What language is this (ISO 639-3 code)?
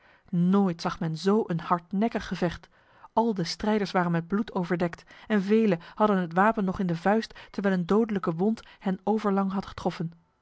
nld